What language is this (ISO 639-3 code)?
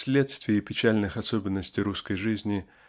rus